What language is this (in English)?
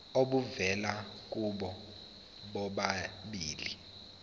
Zulu